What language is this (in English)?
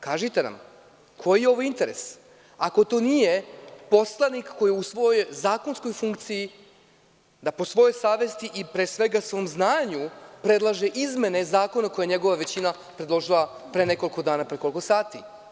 Serbian